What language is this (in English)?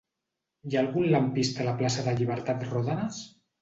Catalan